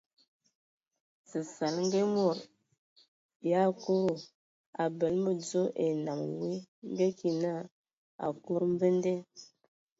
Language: Ewondo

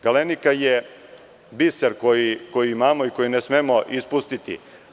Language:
Serbian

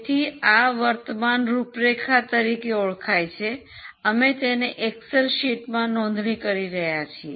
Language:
Gujarati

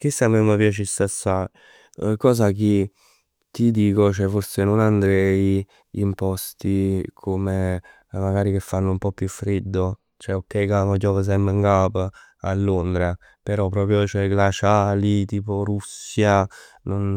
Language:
Neapolitan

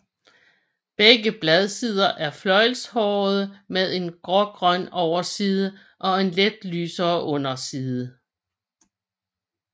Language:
Danish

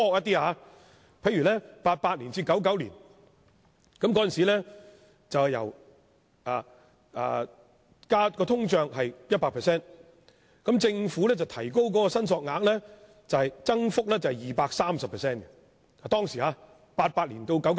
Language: Cantonese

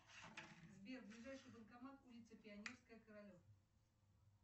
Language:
Russian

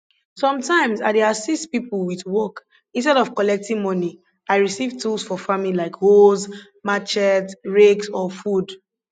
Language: Nigerian Pidgin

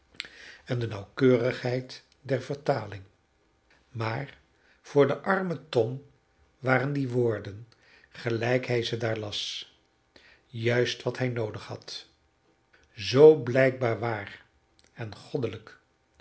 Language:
Dutch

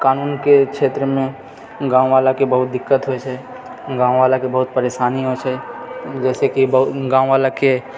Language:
Maithili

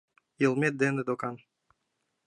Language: Mari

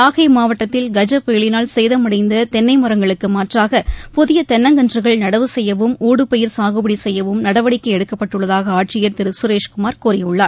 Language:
Tamil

